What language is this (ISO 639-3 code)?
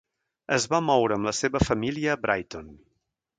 cat